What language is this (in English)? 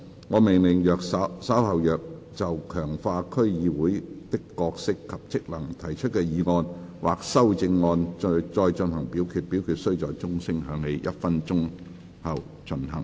Cantonese